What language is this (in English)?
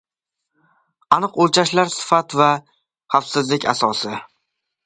Uzbek